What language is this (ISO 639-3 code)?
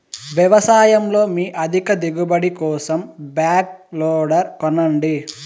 tel